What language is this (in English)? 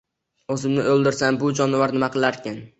Uzbek